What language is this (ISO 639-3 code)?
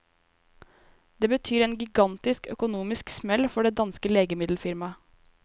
nor